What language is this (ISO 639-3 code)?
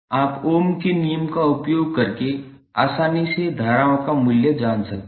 hin